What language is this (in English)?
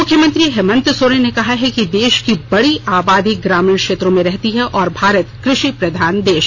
Hindi